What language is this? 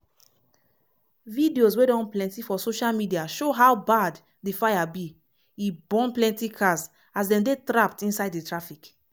Nigerian Pidgin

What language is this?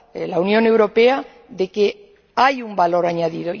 Spanish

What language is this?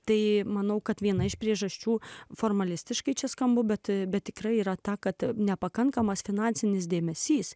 Lithuanian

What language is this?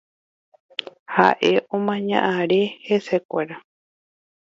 Guarani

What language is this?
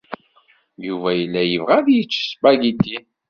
Kabyle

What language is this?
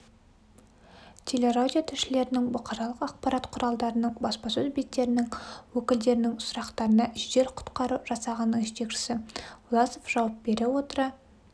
Kazakh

